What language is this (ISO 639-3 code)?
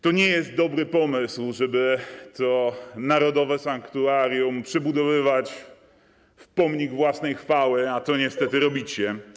pol